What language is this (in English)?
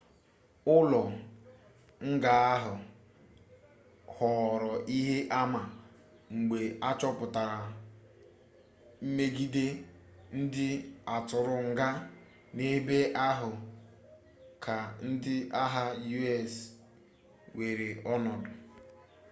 Igbo